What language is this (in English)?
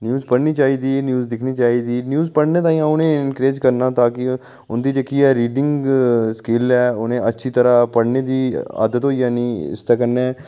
Dogri